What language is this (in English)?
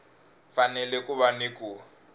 Tsonga